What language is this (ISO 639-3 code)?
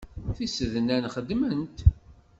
kab